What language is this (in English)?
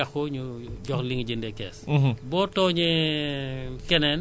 Wolof